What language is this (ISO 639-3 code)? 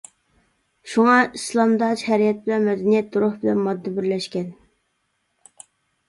uig